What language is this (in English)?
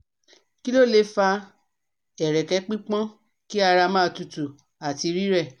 Yoruba